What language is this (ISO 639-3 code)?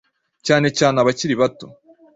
kin